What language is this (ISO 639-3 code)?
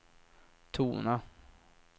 swe